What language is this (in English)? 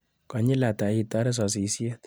Kalenjin